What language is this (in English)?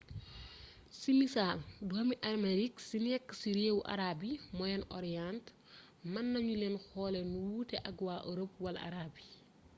Wolof